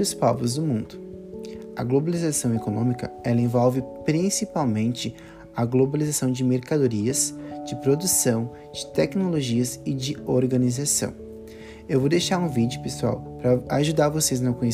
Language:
Portuguese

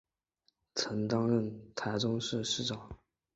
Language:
Chinese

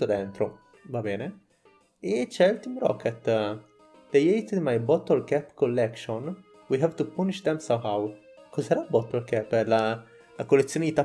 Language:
Italian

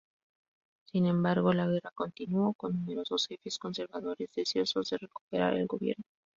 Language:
Spanish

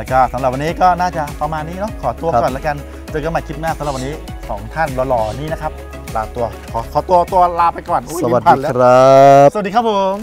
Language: Thai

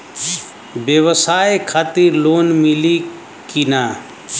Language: Bhojpuri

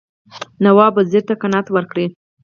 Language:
Pashto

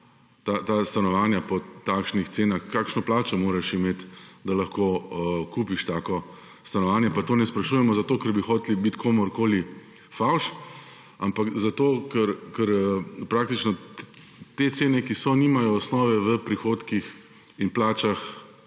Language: Slovenian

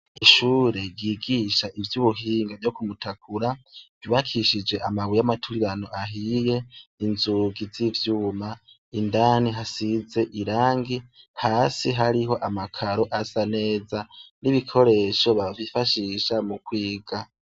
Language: Rundi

